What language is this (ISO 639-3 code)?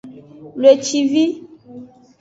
ajg